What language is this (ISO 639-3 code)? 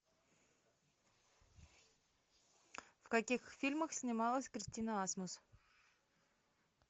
rus